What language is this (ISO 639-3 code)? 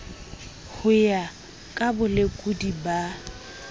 sot